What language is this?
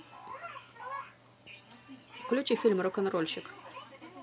Russian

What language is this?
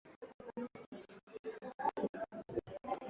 Swahili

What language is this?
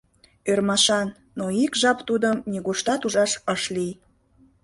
Mari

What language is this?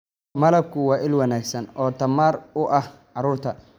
Somali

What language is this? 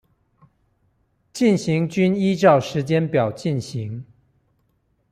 Chinese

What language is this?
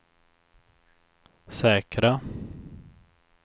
Swedish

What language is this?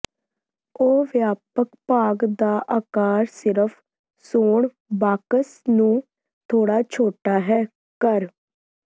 Punjabi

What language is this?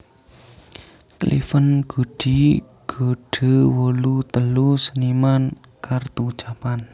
Javanese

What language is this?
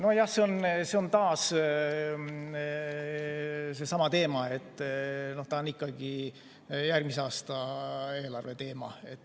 Estonian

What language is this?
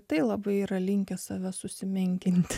Lithuanian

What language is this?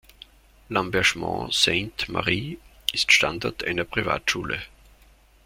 German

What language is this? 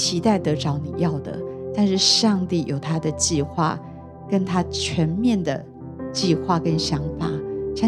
Chinese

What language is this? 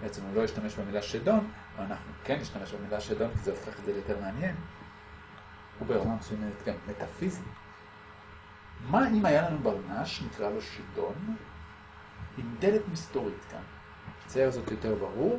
Hebrew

